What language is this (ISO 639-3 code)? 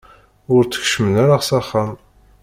kab